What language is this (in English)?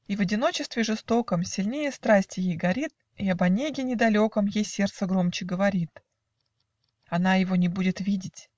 Russian